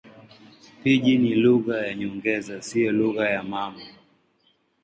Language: Swahili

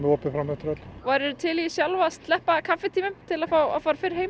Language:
Icelandic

